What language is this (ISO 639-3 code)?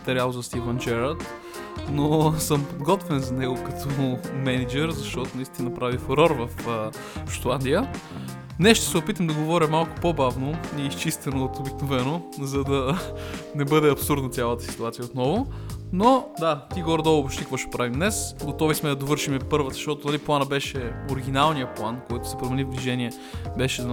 bul